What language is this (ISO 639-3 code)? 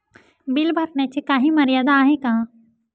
mar